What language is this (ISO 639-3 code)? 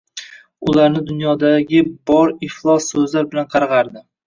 uzb